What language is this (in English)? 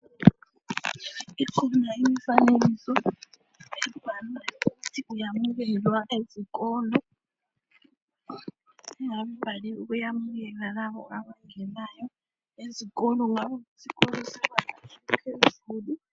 North Ndebele